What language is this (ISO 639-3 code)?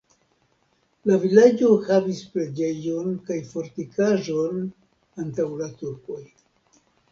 epo